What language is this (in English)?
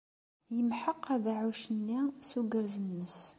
Kabyle